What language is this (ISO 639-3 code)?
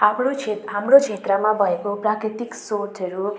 nep